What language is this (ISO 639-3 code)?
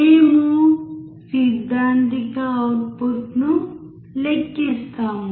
tel